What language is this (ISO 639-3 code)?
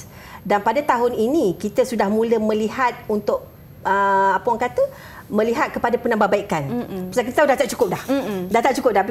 msa